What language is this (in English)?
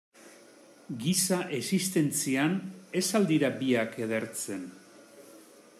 Basque